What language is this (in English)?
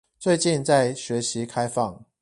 Chinese